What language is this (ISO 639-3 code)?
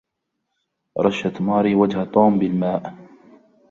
ara